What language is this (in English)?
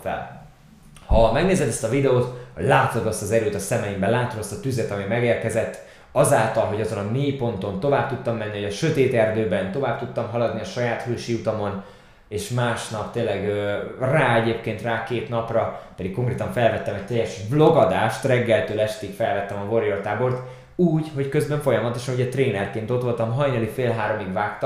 Hungarian